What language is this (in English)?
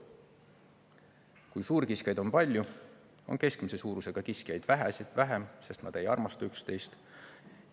Estonian